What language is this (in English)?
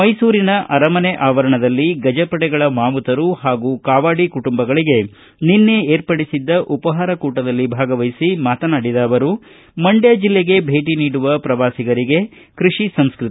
Kannada